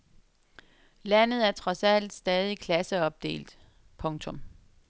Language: Danish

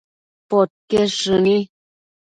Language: Matsés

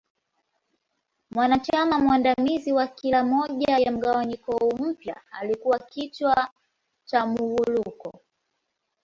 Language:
Swahili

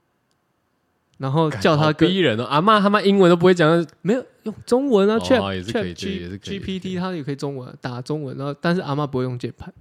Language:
Chinese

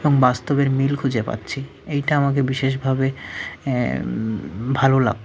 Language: Bangla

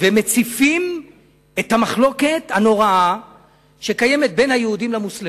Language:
Hebrew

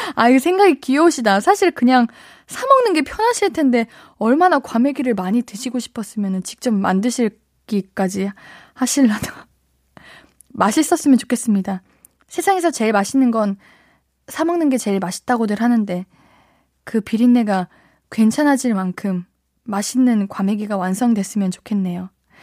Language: Korean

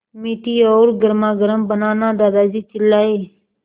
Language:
Hindi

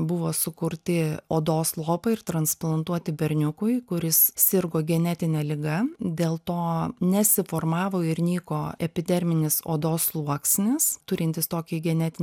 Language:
Lithuanian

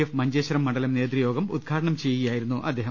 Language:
Malayalam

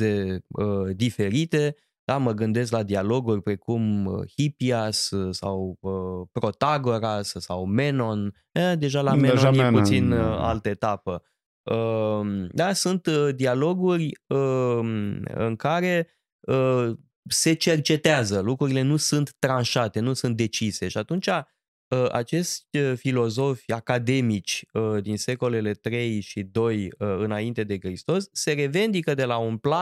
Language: Romanian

